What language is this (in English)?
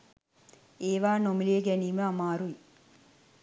Sinhala